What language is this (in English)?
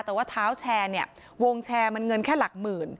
Thai